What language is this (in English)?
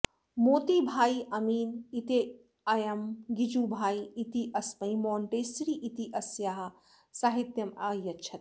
Sanskrit